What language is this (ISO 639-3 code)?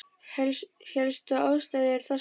isl